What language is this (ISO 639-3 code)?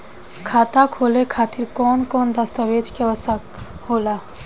bho